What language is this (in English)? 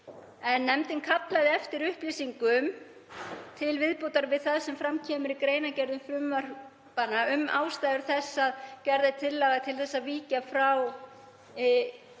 Icelandic